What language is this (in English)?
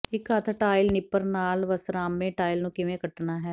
Punjabi